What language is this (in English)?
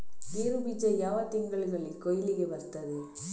Kannada